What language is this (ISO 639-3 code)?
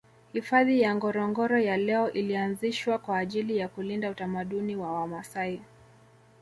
swa